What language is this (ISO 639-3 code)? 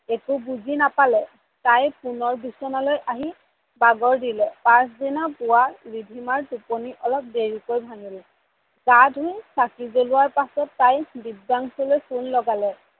asm